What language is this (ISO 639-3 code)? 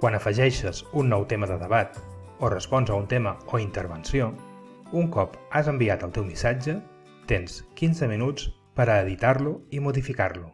cat